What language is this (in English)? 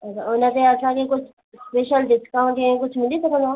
Sindhi